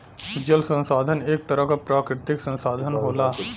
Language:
Bhojpuri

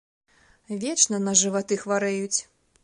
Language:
Belarusian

